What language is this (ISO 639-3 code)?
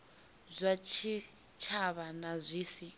ven